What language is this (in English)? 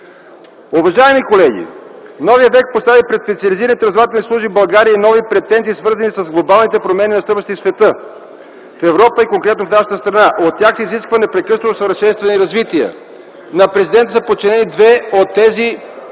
Bulgarian